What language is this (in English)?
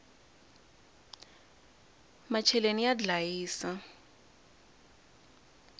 Tsonga